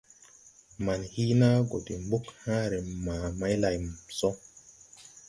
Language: Tupuri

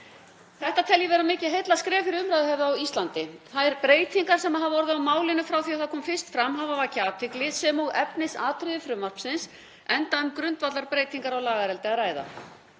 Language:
Icelandic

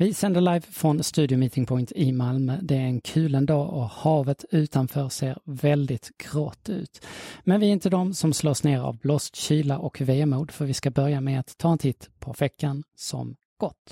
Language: Swedish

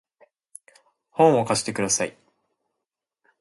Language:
Japanese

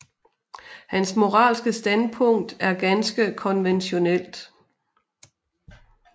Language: Danish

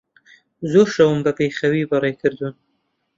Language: Central Kurdish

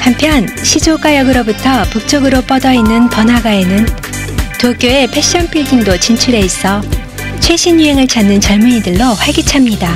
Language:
Korean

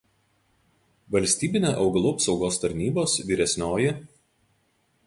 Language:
Lithuanian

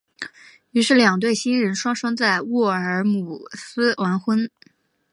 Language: Chinese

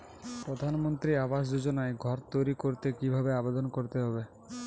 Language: Bangla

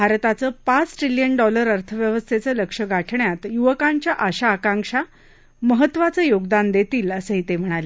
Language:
Marathi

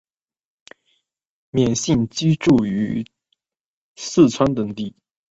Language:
Chinese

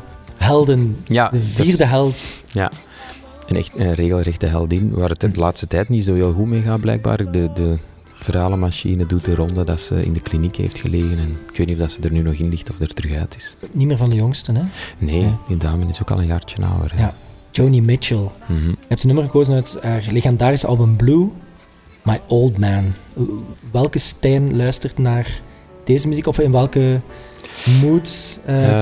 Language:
Dutch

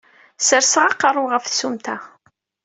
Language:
Kabyle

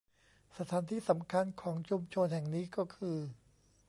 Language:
Thai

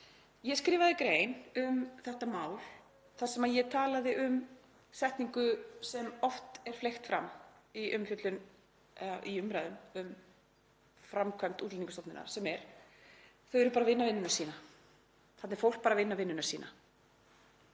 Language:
Icelandic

